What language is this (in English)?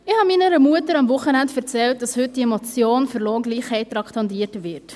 Swiss German